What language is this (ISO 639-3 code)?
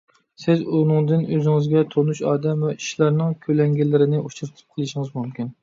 uig